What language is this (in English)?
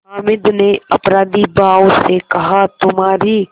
Hindi